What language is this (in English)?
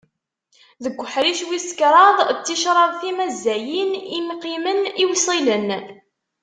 Kabyle